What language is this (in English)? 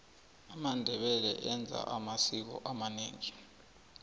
South Ndebele